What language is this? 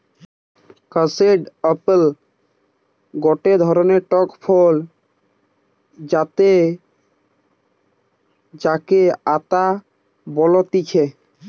Bangla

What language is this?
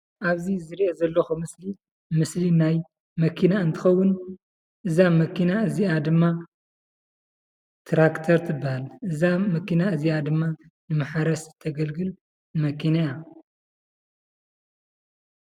Tigrinya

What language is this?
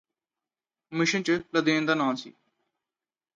Punjabi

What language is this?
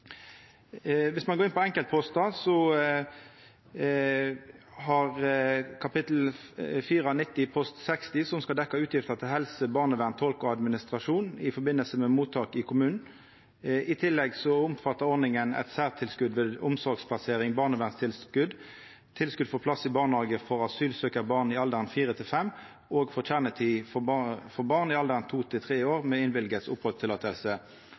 Norwegian Nynorsk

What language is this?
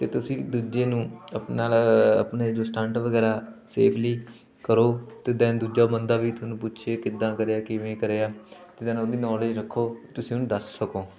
Punjabi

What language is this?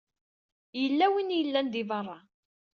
Kabyle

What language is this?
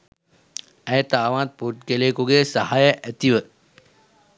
Sinhala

